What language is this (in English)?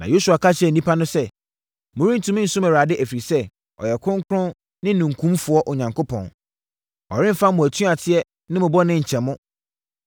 Akan